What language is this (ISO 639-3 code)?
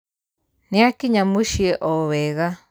kik